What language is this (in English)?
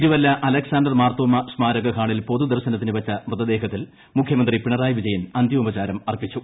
Malayalam